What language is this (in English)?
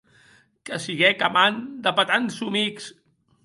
Occitan